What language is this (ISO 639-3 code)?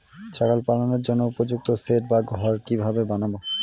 ben